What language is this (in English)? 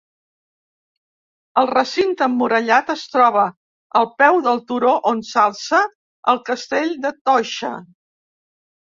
Catalan